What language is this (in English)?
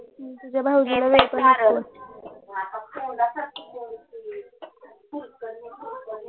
Marathi